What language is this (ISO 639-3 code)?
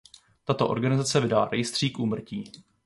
ces